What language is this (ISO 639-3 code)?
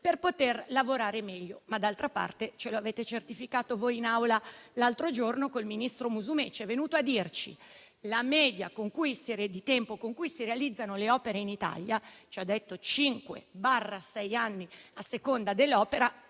ita